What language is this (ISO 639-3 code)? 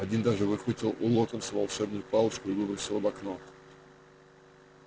rus